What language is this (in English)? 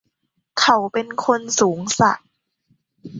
Thai